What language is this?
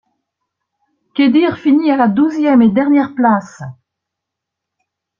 French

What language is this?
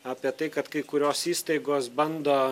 Lithuanian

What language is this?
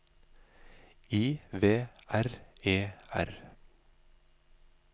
Norwegian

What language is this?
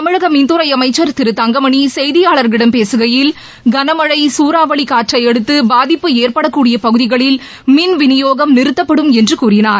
Tamil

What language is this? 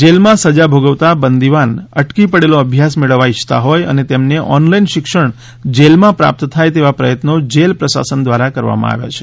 Gujarati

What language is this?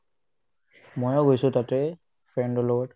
Assamese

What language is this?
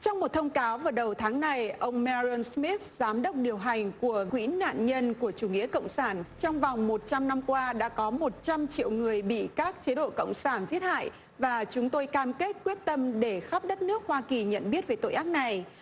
Vietnamese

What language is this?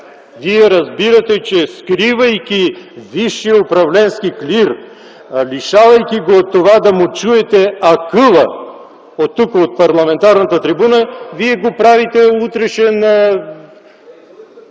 Bulgarian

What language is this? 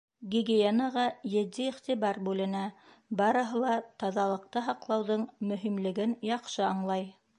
Bashkir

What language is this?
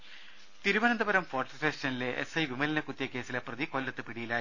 Malayalam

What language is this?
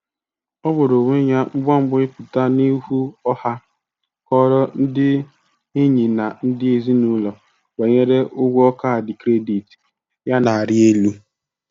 Igbo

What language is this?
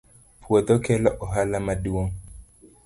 Luo (Kenya and Tanzania)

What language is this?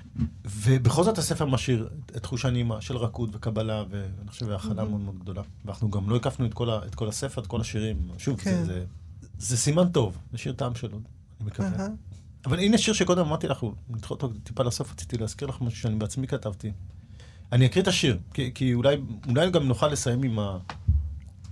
Hebrew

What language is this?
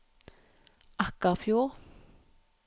Norwegian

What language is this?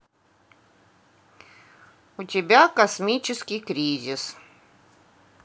Russian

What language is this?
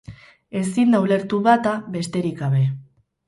Basque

